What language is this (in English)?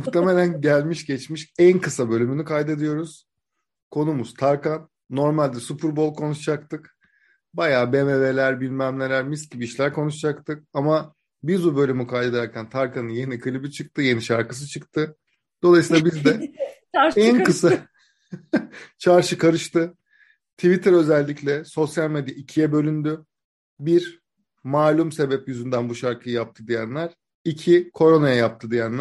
Turkish